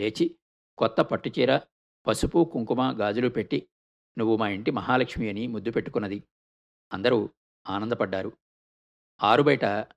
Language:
Telugu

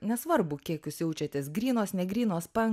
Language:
Lithuanian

